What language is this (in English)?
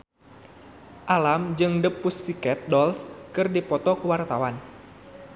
Sundanese